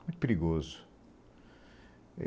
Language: Portuguese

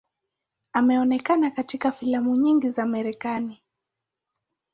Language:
Swahili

